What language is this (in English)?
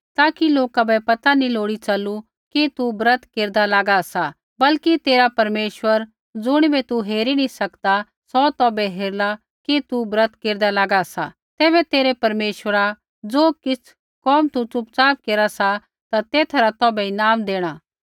Kullu Pahari